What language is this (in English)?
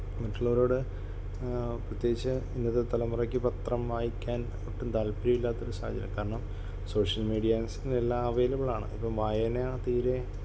Malayalam